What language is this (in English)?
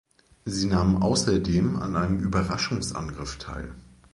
German